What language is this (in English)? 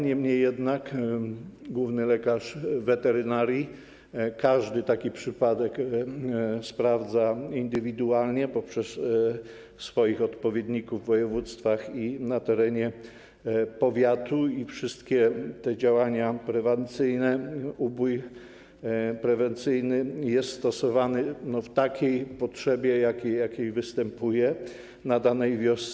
Polish